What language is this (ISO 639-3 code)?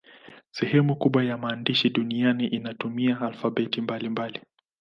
swa